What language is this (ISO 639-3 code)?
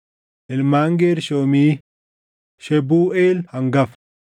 orm